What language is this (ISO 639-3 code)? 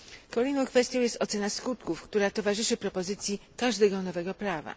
pol